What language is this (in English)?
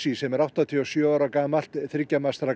Icelandic